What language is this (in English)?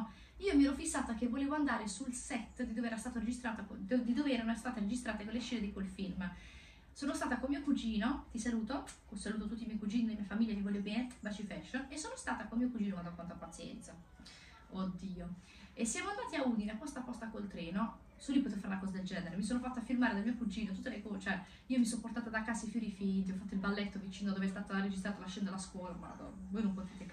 Italian